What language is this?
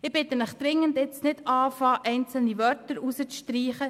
Swiss German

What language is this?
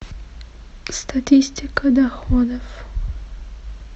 Russian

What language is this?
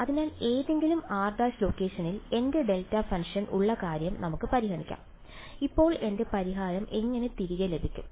Malayalam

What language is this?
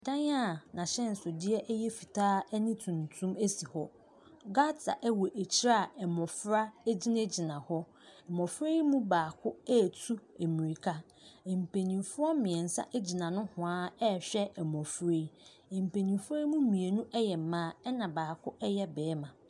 Akan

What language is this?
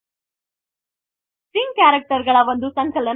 Kannada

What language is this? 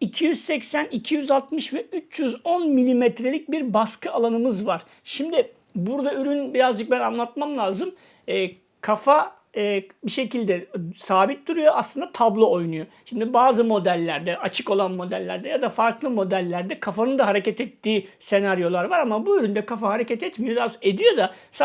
Turkish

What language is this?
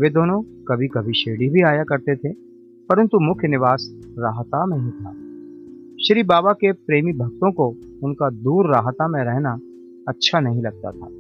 Hindi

